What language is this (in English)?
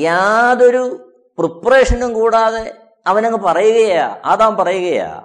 Malayalam